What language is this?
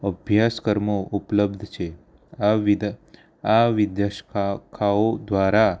Gujarati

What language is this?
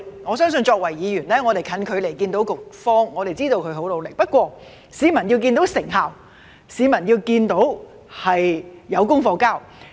Cantonese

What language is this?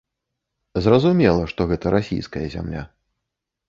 Belarusian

